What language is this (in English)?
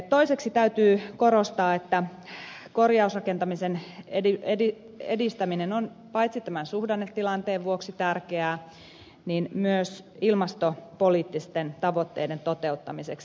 Finnish